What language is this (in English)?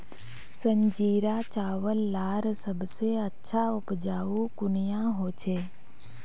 Magahi